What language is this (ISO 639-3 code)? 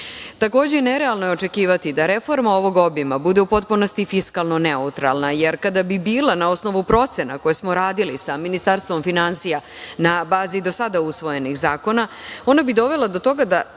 srp